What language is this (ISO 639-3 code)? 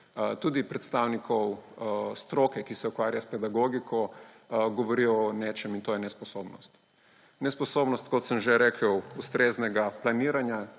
slv